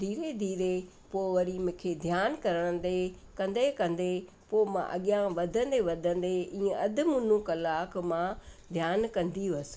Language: Sindhi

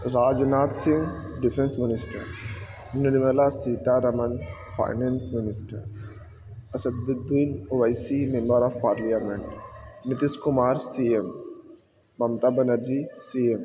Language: Urdu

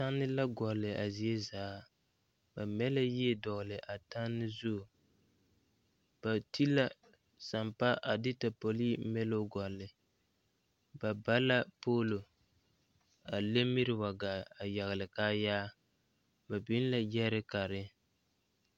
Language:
Southern Dagaare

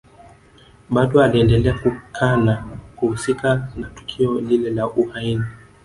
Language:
Swahili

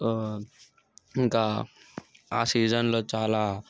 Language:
Telugu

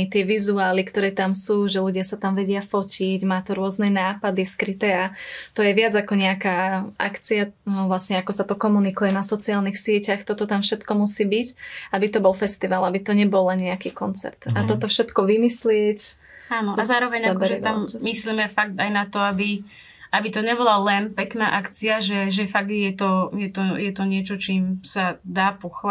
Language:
Slovak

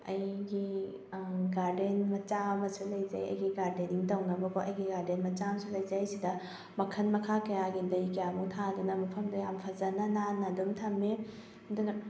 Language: Manipuri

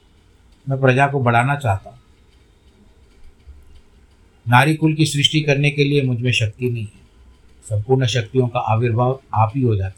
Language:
Hindi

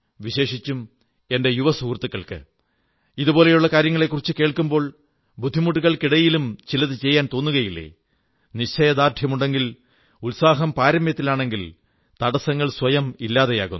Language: Malayalam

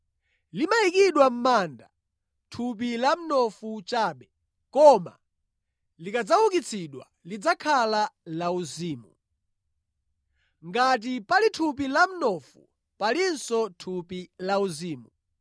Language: Nyanja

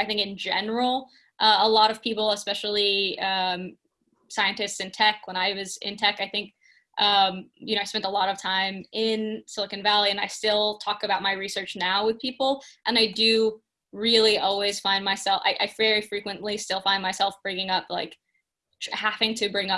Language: English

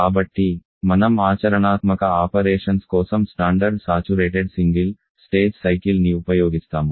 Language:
Telugu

